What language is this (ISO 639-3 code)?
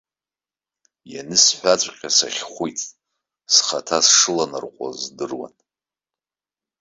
abk